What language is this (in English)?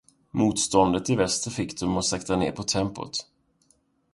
Swedish